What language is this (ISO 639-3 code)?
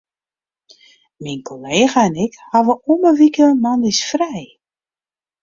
fry